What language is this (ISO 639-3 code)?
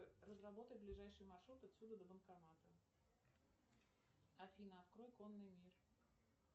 rus